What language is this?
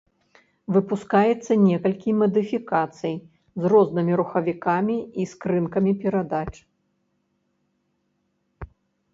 Belarusian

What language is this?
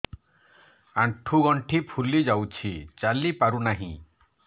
Odia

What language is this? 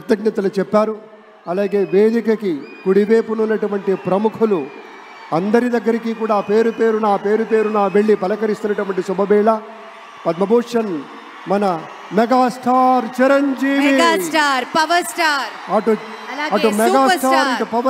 Telugu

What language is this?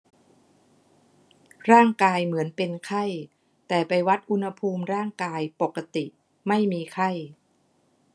Thai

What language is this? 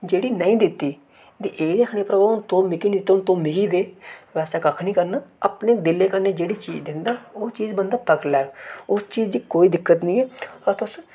Dogri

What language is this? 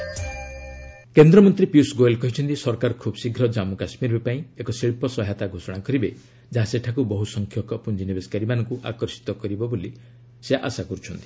Odia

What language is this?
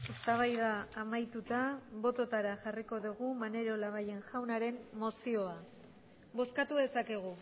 Basque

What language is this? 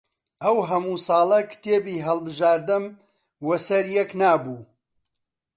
Central Kurdish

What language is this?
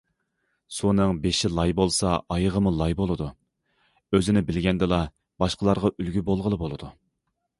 Uyghur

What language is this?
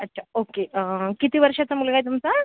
Marathi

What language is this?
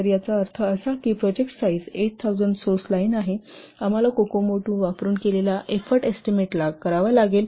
Marathi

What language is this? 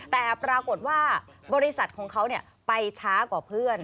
Thai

